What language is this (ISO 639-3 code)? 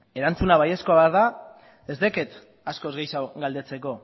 eus